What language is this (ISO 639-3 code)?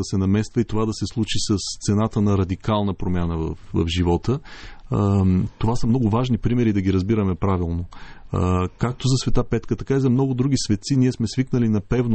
bul